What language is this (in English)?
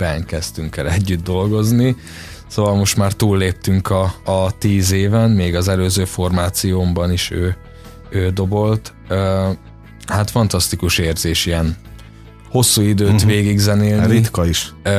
Hungarian